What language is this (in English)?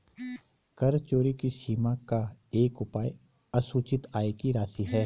Hindi